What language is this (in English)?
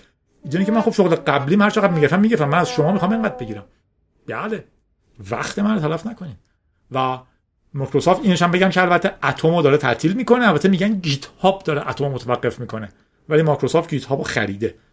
Persian